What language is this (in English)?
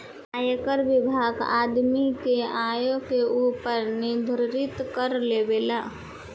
Bhojpuri